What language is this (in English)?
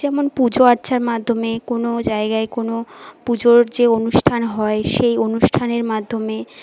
Bangla